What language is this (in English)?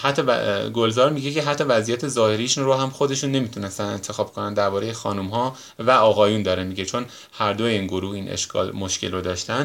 Persian